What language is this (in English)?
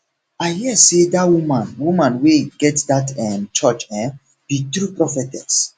Nigerian Pidgin